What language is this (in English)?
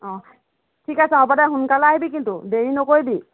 Assamese